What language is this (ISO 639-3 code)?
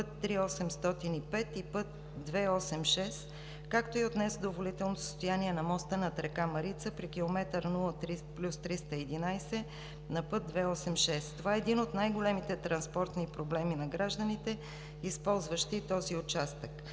bul